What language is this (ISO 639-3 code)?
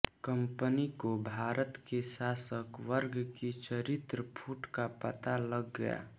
hin